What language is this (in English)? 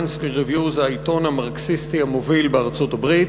Hebrew